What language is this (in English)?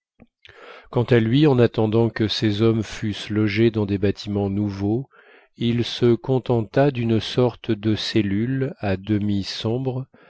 French